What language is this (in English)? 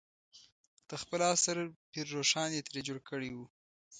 Pashto